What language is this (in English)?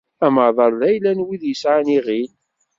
Kabyle